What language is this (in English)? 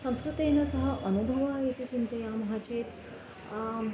Sanskrit